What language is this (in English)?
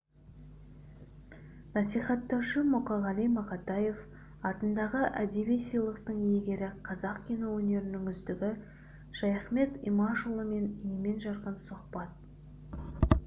Kazakh